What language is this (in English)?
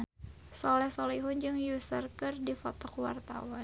Sundanese